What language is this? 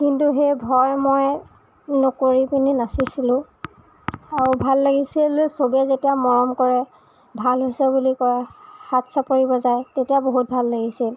Assamese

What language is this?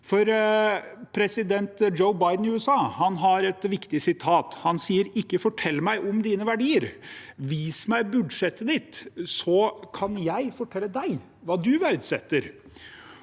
Norwegian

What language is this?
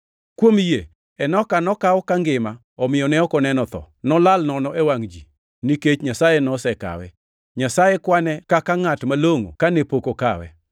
Luo (Kenya and Tanzania)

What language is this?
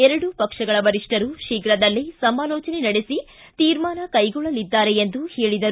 Kannada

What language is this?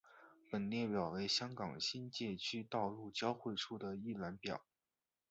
Chinese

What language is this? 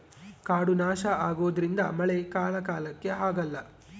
Kannada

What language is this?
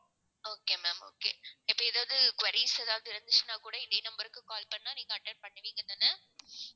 Tamil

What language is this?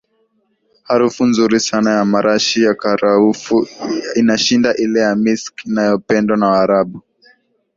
Swahili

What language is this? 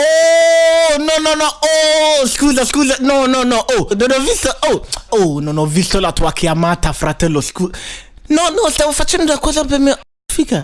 Italian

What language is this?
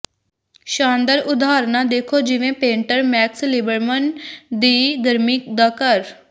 Punjabi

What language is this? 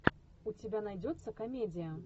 Russian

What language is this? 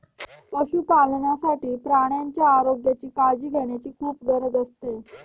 Marathi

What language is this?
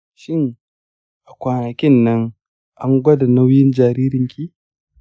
Hausa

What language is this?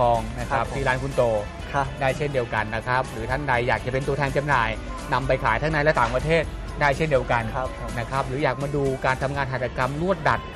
Thai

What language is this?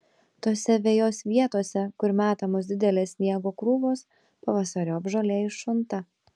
Lithuanian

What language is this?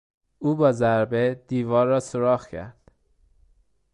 Persian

